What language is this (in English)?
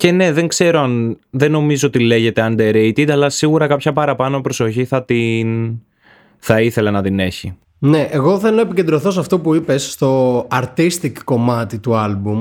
Greek